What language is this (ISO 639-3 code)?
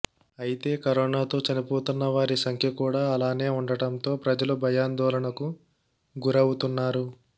tel